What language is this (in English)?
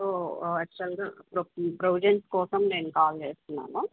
Telugu